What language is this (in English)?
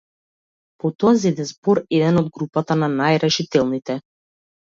Macedonian